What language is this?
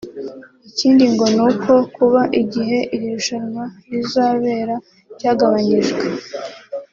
Kinyarwanda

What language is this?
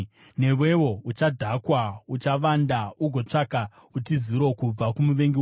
Shona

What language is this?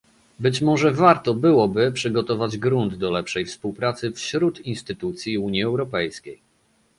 Polish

